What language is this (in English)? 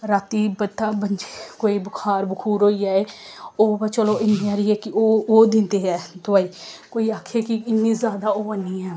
Dogri